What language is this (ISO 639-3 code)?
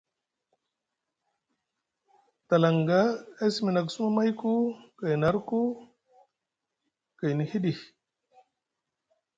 mug